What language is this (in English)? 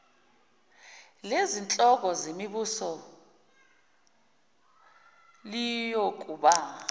Zulu